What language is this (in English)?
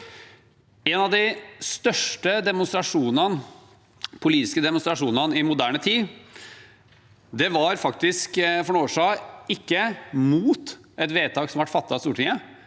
Norwegian